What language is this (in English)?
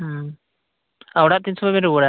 Santali